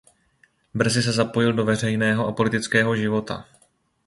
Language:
Czech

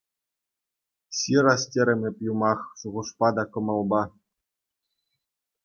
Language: Chuvash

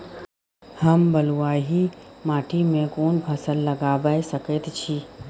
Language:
Maithili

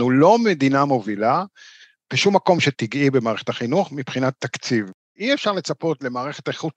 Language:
Hebrew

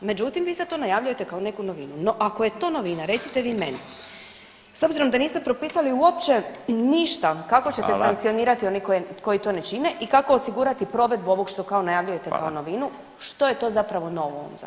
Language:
Croatian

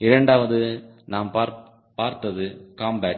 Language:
Tamil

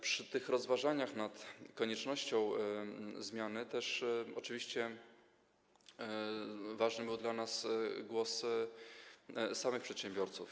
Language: Polish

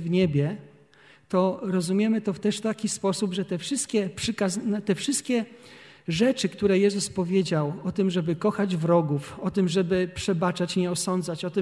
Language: Polish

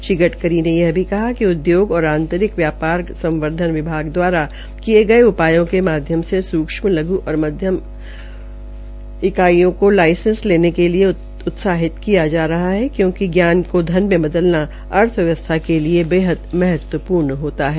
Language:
Hindi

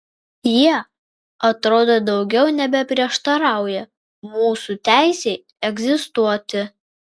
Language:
Lithuanian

